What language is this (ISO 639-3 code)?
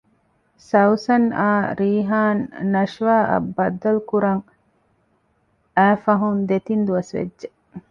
div